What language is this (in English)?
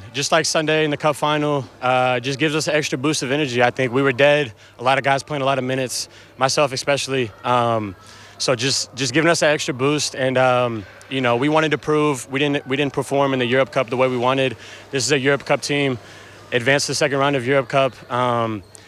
Dutch